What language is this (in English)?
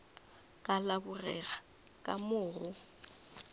Northern Sotho